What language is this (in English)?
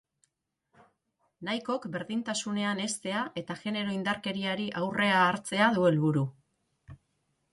Basque